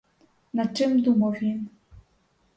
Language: Ukrainian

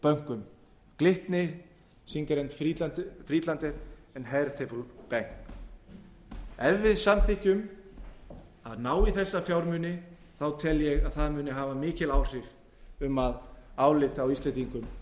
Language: Icelandic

